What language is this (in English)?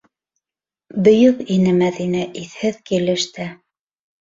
Bashkir